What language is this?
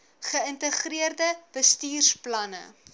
Afrikaans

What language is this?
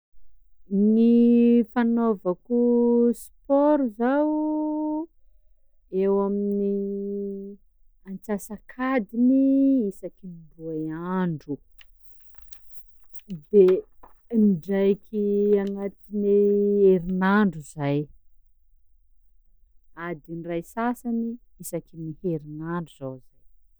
Sakalava Malagasy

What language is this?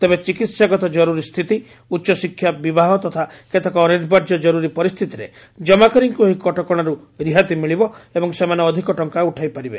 Odia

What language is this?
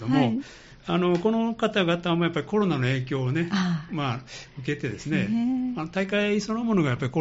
Japanese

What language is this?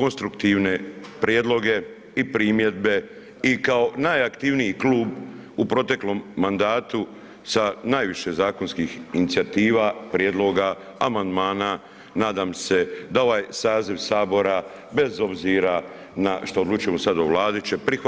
Croatian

